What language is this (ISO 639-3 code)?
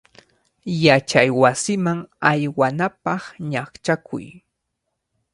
qvl